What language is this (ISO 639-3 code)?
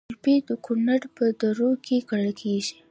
pus